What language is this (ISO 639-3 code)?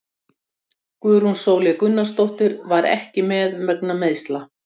isl